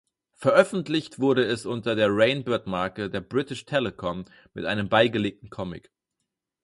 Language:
German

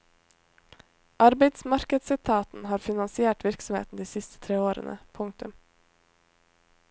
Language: Norwegian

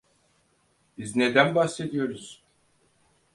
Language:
Turkish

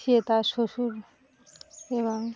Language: Bangla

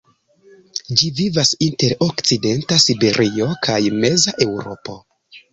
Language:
Esperanto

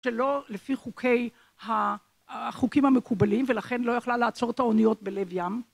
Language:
Hebrew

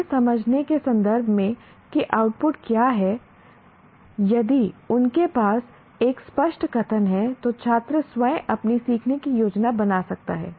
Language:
Hindi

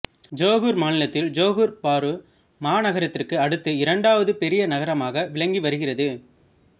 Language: Tamil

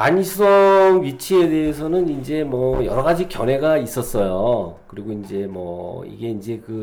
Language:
Korean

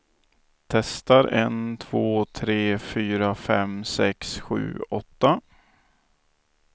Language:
Swedish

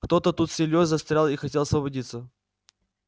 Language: Russian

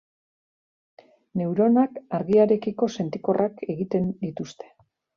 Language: Basque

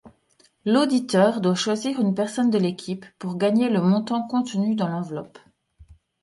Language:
French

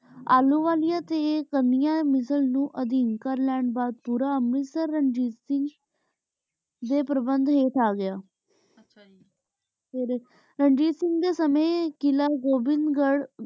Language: Punjabi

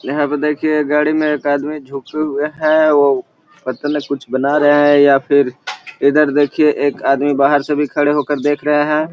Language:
Magahi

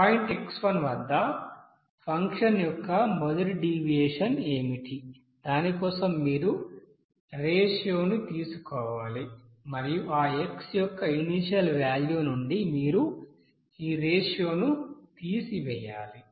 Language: Telugu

